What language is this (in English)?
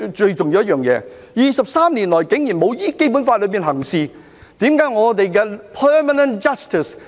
Cantonese